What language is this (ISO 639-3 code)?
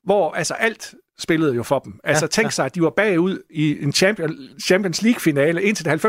dan